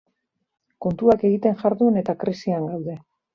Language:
Basque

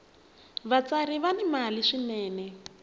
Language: Tsonga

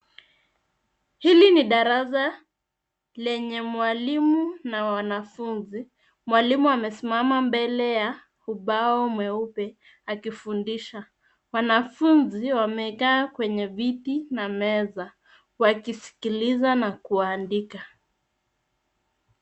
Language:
Swahili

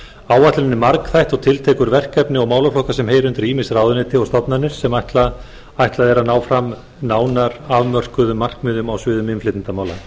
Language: Icelandic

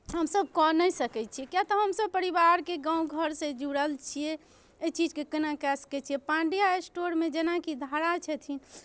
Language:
Maithili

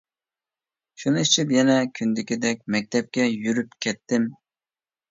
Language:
Uyghur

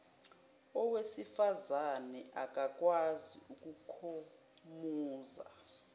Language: Zulu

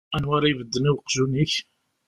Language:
Kabyle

